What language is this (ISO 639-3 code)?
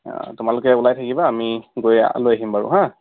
asm